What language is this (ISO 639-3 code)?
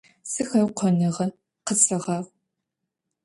ady